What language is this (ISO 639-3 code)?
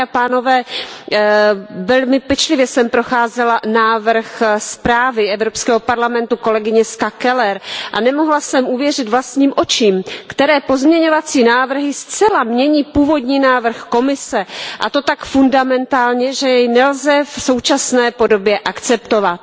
ces